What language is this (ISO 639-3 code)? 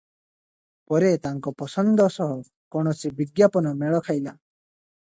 ori